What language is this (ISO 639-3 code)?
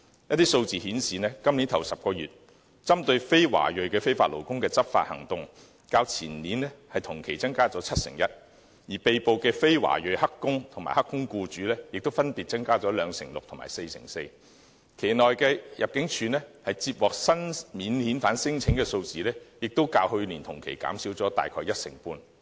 yue